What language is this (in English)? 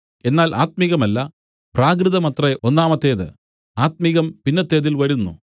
Malayalam